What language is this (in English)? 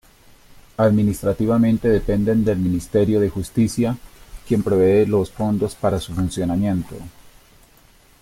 Spanish